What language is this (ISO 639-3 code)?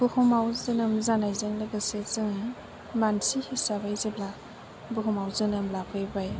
brx